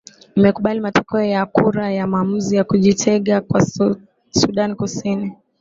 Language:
Swahili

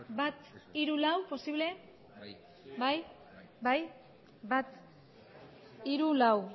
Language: Basque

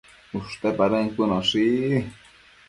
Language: Matsés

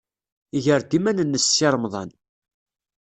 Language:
Kabyle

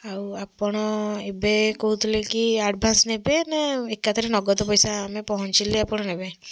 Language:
Odia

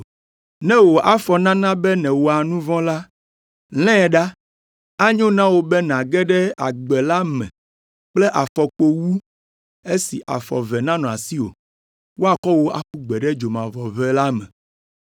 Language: Ewe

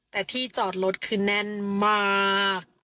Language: Thai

